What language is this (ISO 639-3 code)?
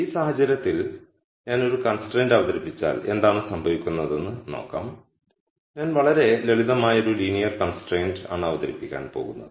mal